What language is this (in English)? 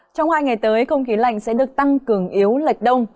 Vietnamese